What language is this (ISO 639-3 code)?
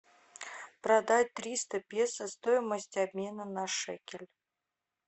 rus